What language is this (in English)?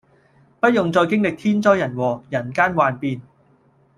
Cantonese